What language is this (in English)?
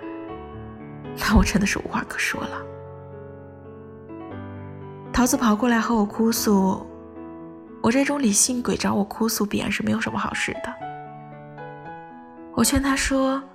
Chinese